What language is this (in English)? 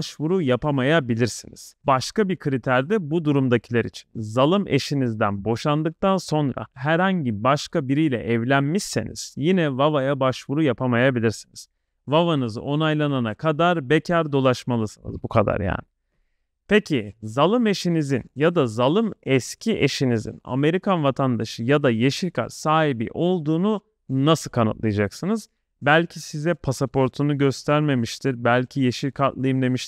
Turkish